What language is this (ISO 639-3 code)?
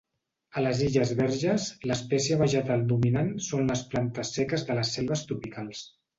cat